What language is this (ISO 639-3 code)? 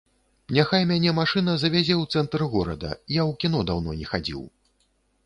bel